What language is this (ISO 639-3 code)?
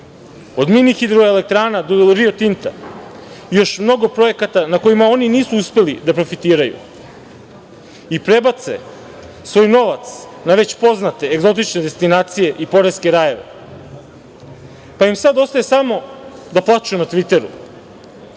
srp